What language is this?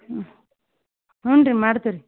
Kannada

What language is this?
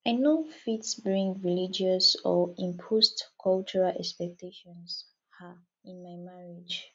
Nigerian Pidgin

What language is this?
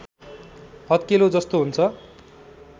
Nepali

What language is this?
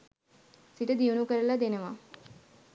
Sinhala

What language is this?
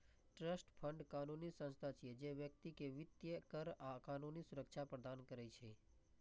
Maithili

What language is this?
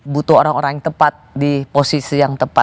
Indonesian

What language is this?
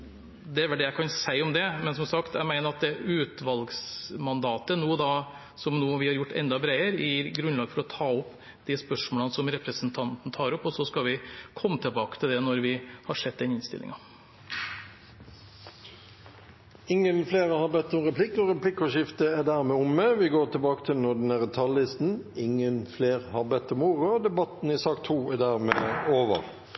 Norwegian Bokmål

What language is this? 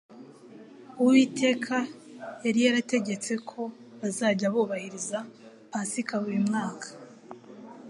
Kinyarwanda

